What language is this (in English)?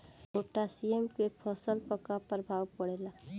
Bhojpuri